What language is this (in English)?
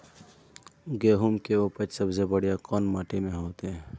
Magahi